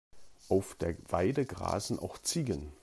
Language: German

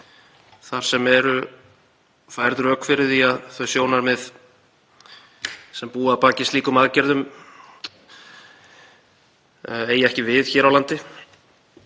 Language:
Icelandic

